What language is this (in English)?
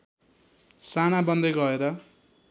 Nepali